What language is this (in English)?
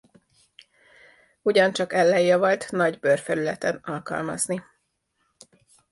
Hungarian